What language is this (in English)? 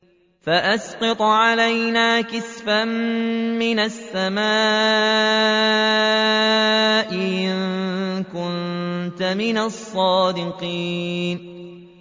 Arabic